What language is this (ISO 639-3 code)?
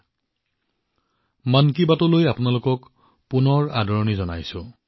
asm